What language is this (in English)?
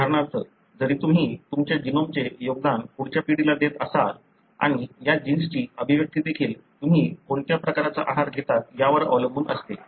Marathi